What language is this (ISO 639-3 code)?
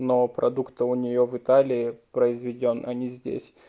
rus